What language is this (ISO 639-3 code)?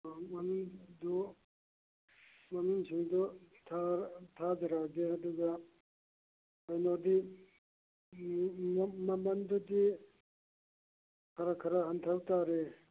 mni